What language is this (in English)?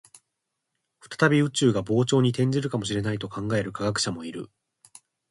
Japanese